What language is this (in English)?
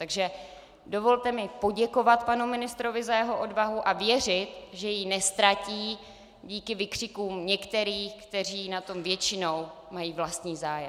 Czech